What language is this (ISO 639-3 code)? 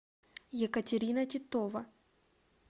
rus